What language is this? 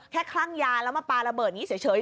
Thai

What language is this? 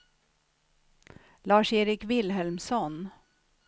Swedish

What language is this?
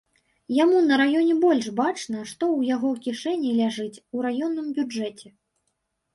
Belarusian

